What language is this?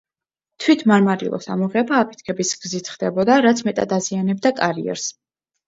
Georgian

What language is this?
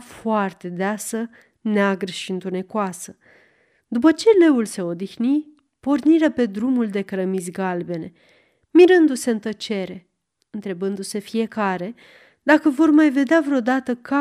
Romanian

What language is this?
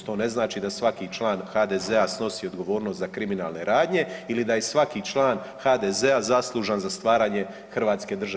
Croatian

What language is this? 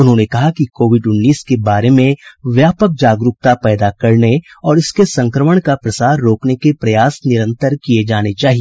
Hindi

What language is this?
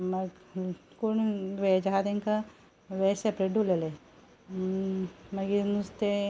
Konkani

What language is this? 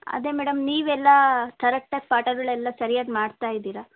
Kannada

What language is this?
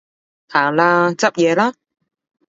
Cantonese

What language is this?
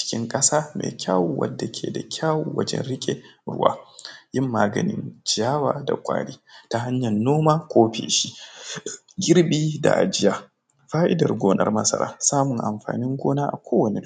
Hausa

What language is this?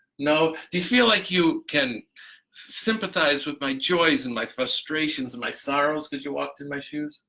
English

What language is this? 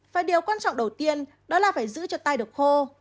Vietnamese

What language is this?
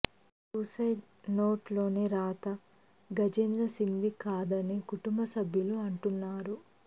Telugu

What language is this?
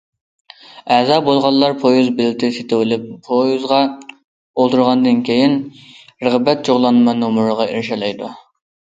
Uyghur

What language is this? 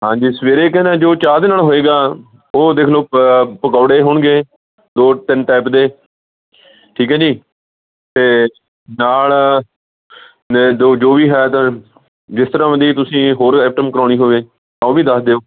Punjabi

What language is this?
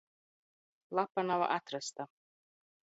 Latvian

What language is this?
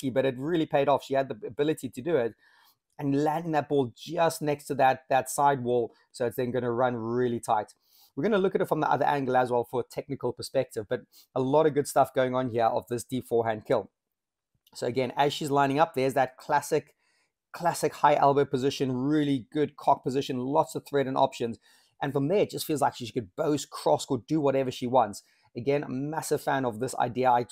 English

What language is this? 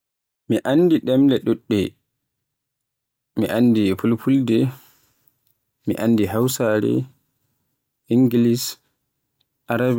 Borgu Fulfulde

